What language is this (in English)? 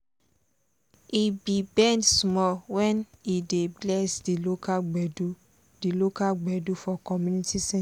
Nigerian Pidgin